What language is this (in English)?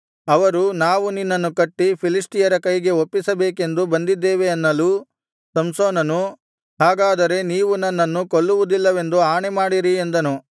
Kannada